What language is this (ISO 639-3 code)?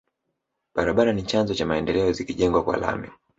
swa